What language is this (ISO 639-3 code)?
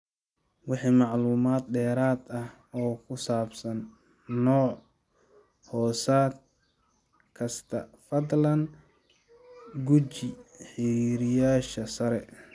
som